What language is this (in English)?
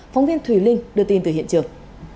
Vietnamese